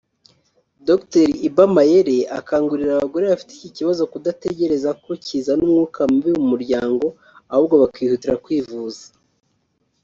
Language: Kinyarwanda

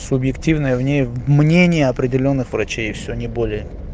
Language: Russian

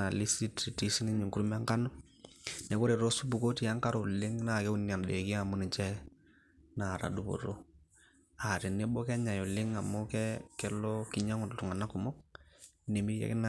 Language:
Masai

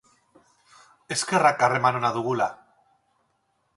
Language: Basque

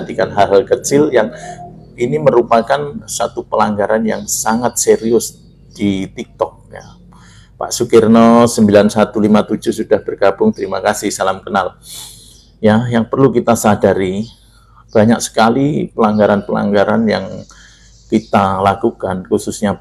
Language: Indonesian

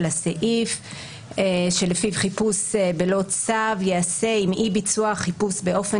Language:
Hebrew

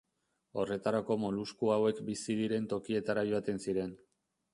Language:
Basque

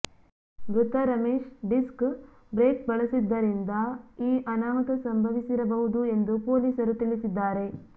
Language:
Kannada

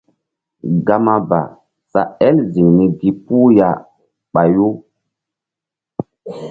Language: Mbum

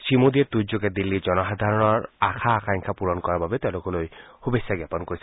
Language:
Assamese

